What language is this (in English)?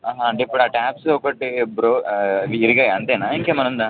Telugu